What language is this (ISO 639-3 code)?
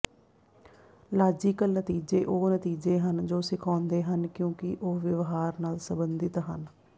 pan